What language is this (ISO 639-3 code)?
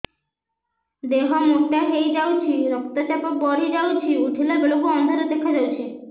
ori